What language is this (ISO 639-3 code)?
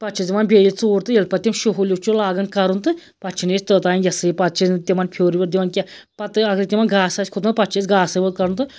kas